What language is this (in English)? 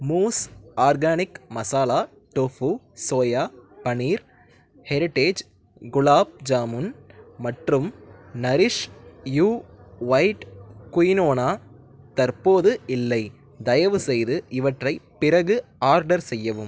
Tamil